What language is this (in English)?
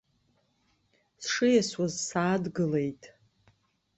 Abkhazian